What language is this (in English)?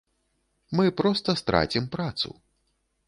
Belarusian